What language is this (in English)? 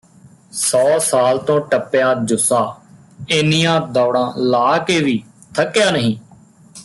Punjabi